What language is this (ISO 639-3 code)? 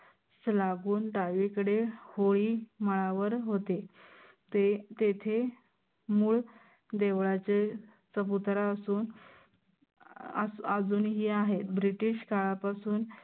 mar